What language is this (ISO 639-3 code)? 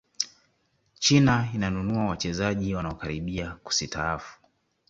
swa